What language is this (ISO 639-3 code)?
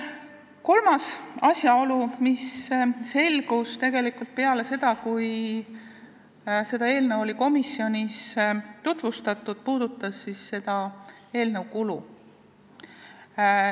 est